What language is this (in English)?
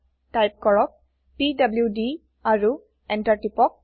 Assamese